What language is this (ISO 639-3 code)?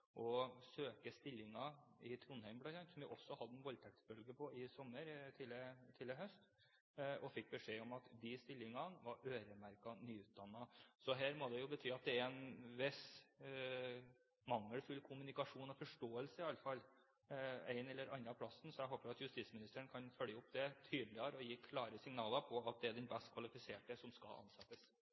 nob